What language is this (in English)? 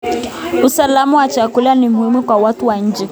Kalenjin